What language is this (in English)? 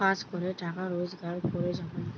Bangla